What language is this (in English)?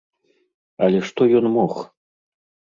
Belarusian